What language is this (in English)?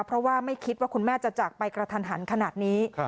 Thai